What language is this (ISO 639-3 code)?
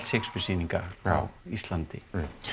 isl